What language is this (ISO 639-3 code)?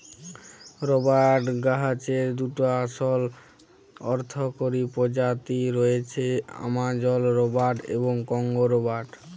ben